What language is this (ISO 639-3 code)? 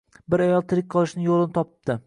uzb